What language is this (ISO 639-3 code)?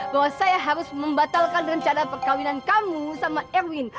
ind